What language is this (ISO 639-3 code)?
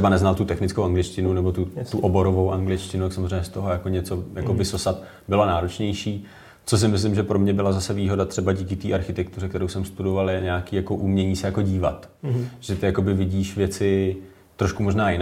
ces